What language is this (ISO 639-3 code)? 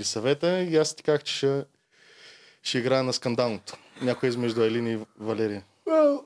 bul